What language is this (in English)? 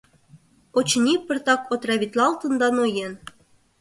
Mari